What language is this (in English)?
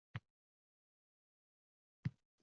Uzbek